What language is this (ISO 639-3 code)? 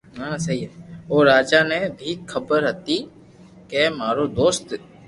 lrk